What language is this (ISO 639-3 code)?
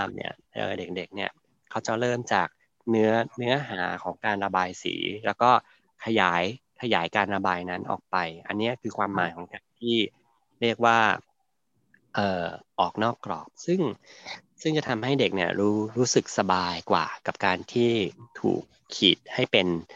tha